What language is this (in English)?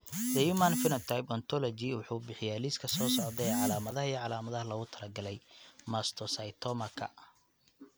Somali